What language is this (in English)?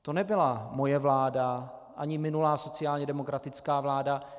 Czech